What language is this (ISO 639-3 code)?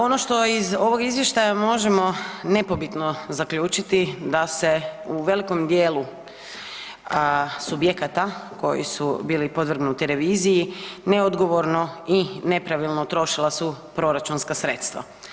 hrv